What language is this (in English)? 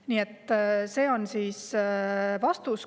Estonian